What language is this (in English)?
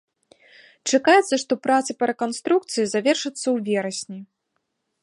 Belarusian